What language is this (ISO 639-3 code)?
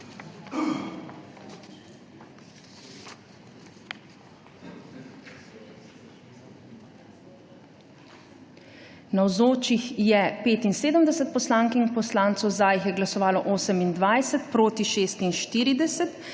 slv